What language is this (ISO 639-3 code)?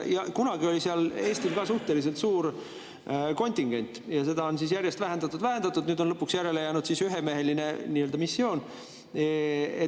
est